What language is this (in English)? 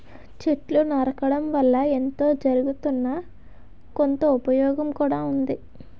Telugu